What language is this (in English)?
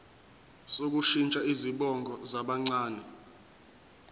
Zulu